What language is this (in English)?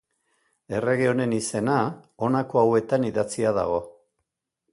Basque